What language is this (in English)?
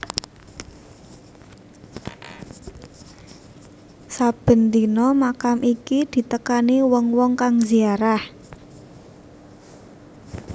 Javanese